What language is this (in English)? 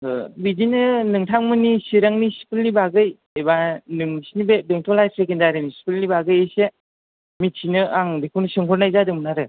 Bodo